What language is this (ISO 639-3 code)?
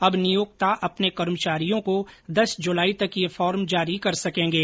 hin